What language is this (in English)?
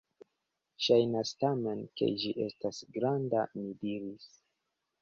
Esperanto